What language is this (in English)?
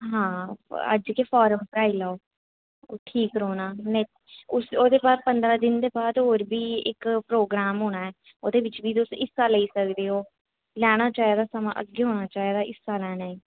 Dogri